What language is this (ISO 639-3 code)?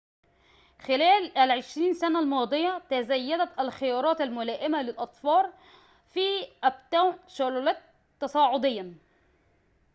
ara